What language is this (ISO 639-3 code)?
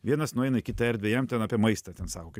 lit